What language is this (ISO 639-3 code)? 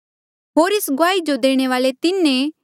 mjl